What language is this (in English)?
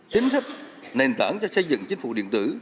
Vietnamese